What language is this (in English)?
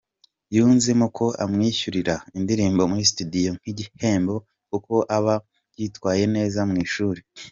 Kinyarwanda